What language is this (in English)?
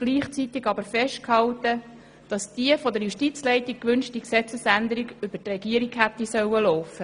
Swiss German